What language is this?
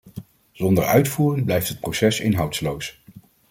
Dutch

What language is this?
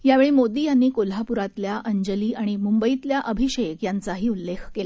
Marathi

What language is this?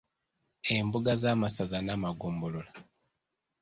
Ganda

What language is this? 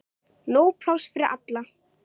Icelandic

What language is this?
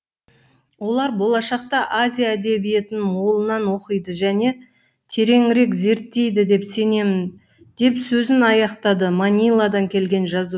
Kazakh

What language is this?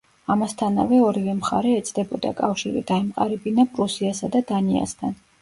Georgian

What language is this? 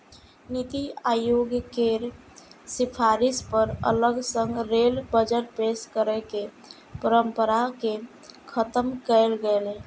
Maithili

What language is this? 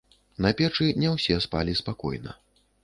Belarusian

